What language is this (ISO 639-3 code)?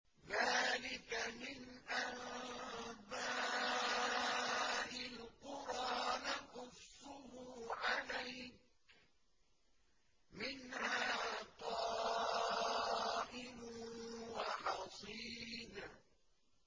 ara